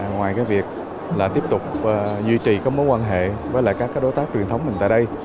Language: Vietnamese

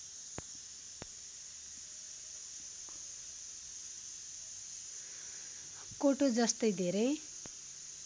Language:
Nepali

